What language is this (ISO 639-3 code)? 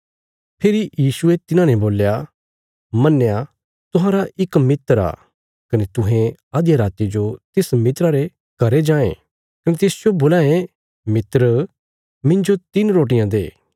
kfs